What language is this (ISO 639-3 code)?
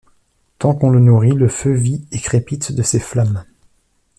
fra